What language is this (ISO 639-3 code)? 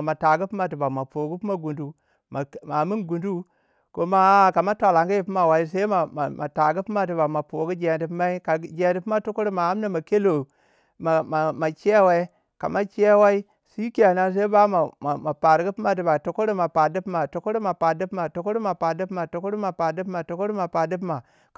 wja